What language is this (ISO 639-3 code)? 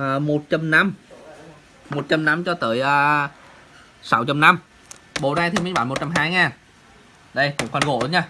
vie